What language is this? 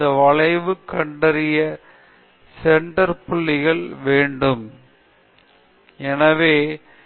Tamil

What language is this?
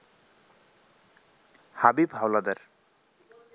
Bangla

